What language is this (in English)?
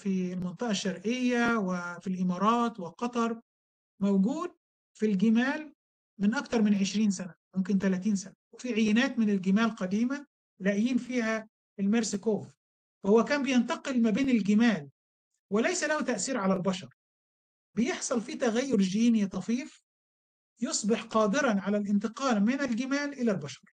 Arabic